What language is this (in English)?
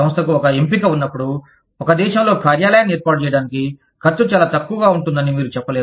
Telugu